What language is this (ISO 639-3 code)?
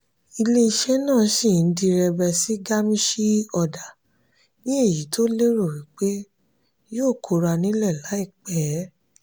yor